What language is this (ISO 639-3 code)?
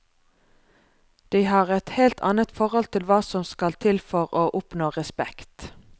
nor